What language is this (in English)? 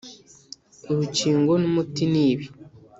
Kinyarwanda